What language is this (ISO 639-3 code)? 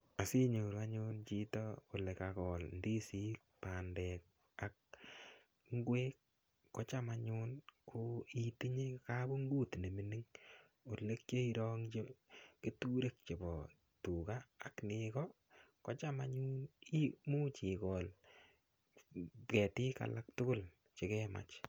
kln